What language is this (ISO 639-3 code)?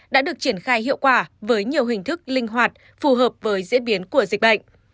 vie